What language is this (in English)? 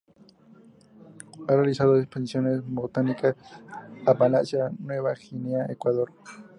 Spanish